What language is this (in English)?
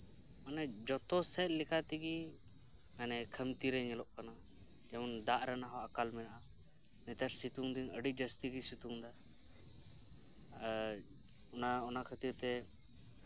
Santali